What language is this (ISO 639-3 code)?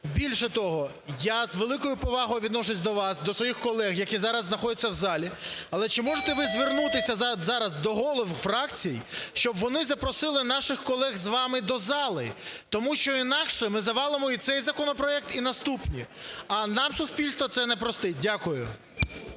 ukr